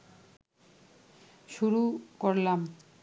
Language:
Bangla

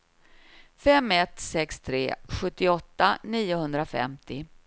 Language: Swedish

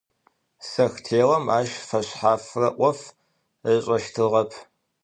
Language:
Adyghe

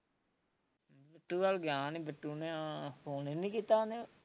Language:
Punjabi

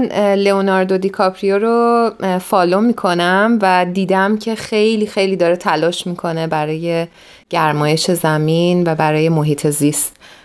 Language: Persian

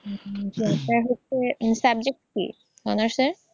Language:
Bangla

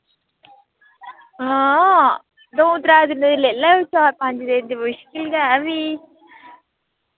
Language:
Dogri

